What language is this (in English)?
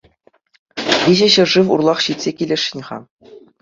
Chuvash